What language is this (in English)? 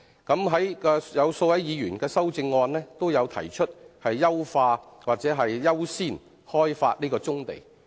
Cantonese